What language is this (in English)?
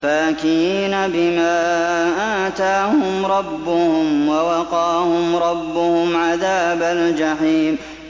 Arabic